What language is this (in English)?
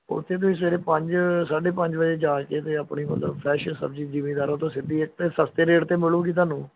Punjabi